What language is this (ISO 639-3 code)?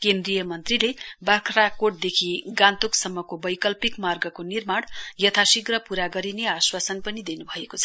nep